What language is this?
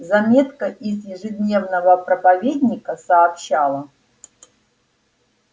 Russian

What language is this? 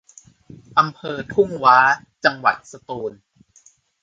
Thai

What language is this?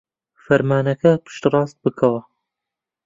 Central Kurdish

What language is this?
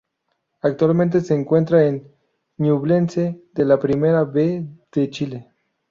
Spanish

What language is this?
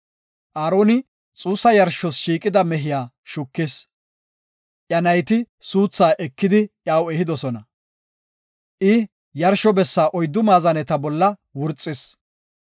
Gofa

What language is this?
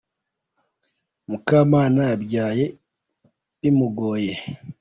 Kinyarwanda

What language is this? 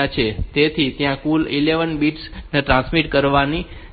Gujarati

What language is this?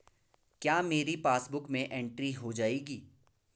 Hindi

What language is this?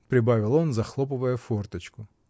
Russian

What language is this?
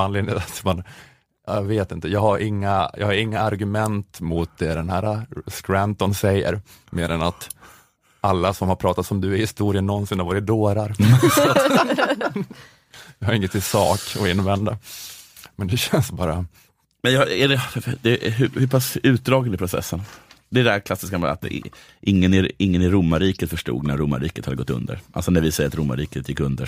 Swedish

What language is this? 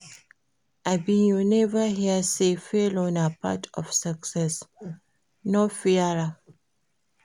Nigerian Pidgin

